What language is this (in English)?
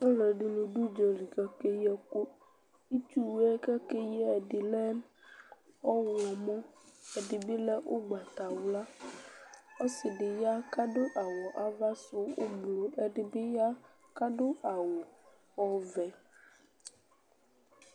Ikposo